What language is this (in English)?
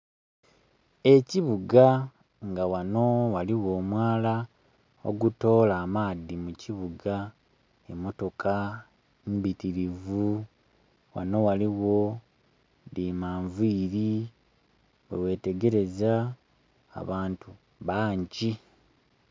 Soga